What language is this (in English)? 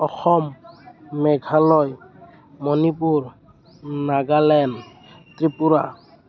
Assamese